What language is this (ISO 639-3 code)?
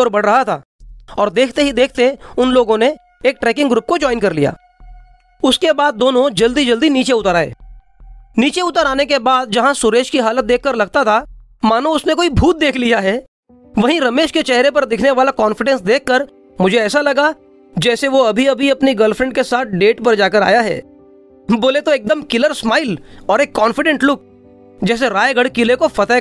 hin